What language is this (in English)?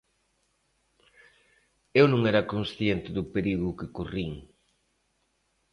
Galician